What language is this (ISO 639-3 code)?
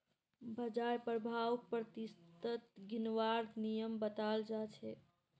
mag